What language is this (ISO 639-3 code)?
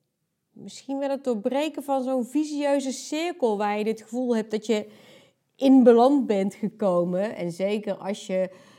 nld